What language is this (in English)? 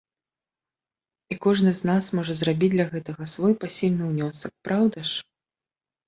Belarusian